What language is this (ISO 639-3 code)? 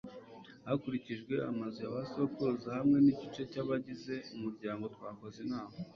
kin